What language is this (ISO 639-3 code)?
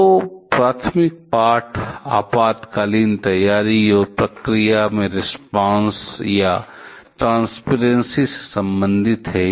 hin